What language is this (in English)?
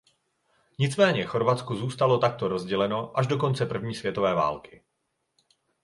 Czech